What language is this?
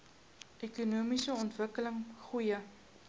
Afrikaans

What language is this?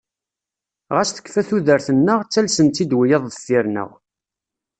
Kabyle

